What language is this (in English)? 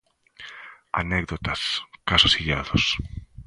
Galician